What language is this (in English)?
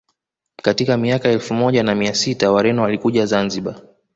Swahili